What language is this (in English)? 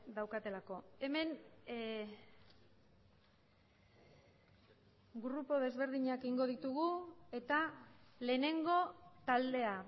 Basque